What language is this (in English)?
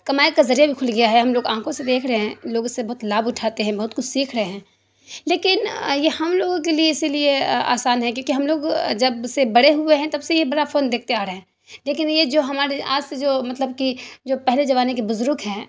Urdu